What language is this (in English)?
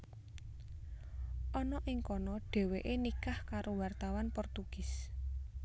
Javanese